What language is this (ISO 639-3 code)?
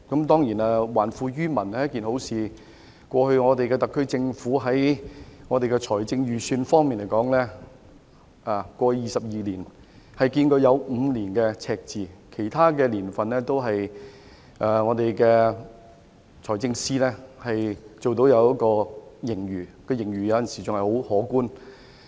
yue